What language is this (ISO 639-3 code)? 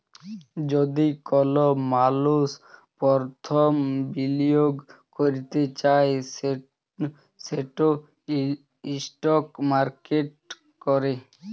ben